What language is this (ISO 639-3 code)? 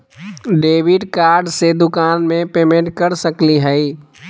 mag